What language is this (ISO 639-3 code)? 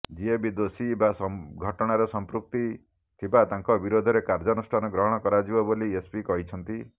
ori